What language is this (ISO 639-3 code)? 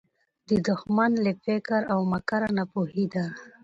pus